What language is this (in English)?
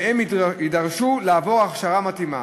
Hebrew